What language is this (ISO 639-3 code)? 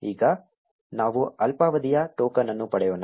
kan